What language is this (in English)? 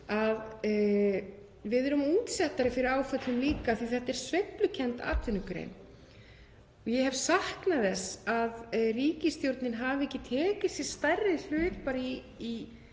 Icelandic